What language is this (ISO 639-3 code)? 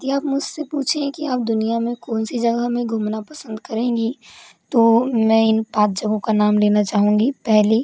hin